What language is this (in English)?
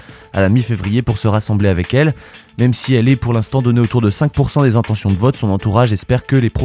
French